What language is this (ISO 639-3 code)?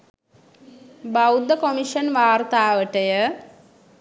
sin